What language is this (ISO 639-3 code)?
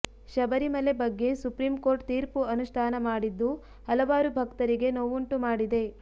kan